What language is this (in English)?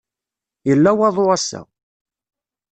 Kabyle